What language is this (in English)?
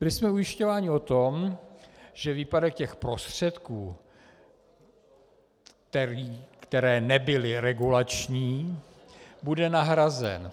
Czech